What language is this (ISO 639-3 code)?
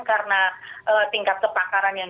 ind